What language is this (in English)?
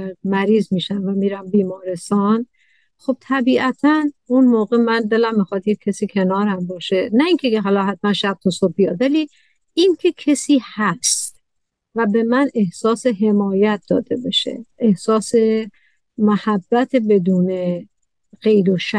Persian